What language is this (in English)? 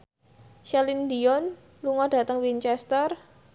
Javanese